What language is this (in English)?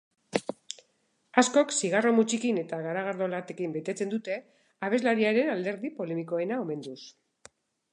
Basque